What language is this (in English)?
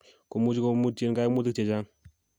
Kalenjin